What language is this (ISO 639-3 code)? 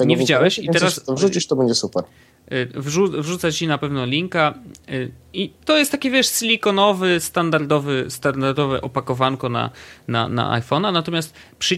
pol